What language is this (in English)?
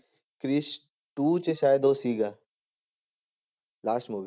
Punjabi